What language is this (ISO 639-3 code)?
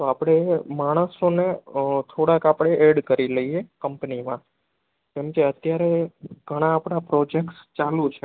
guj